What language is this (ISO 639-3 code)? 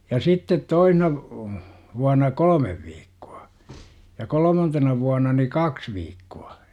fin